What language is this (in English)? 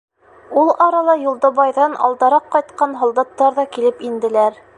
Bashkir